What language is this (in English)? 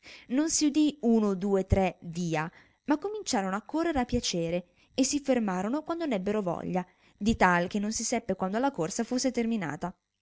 Italian